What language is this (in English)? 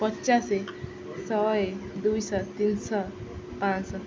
Odia